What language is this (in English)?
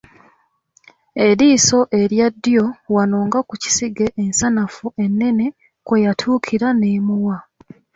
Ganda